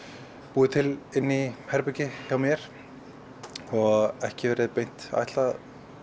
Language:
Icelandic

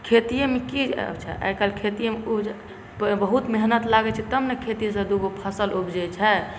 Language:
Maithili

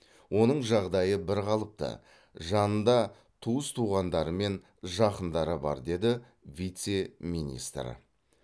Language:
Kazakh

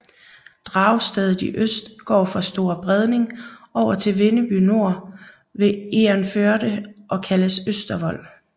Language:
Danish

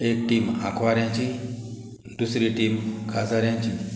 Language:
Konkani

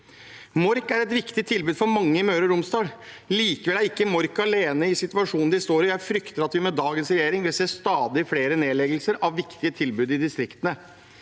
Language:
Norwegian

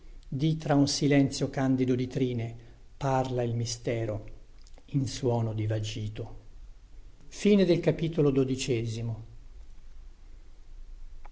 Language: Italian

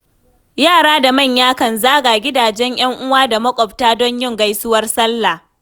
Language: Hausa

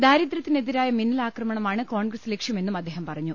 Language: Malayalam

